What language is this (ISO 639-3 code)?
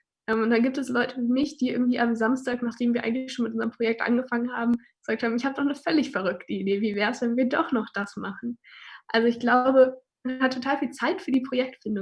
deu